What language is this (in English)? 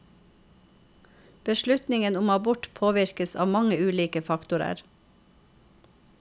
Norwegian